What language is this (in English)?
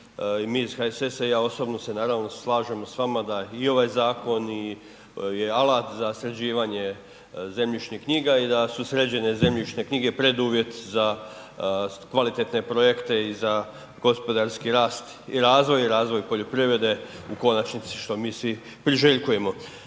Croatian